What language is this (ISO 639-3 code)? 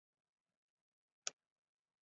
zho